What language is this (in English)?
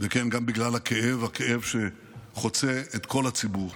Hebrew